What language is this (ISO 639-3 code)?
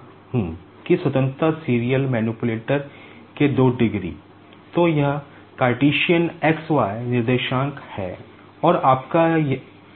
hin